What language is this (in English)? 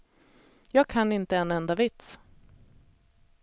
Swedish